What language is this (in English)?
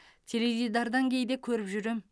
Kazakh